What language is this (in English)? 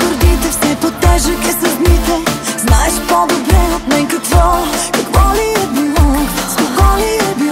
Bulgarian